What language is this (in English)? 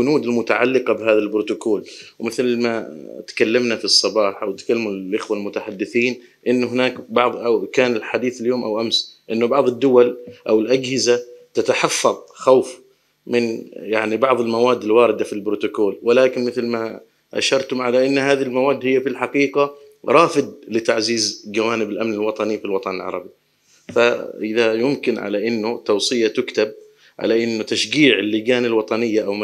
Arabic